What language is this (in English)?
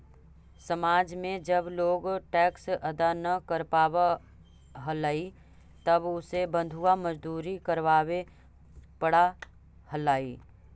Magahi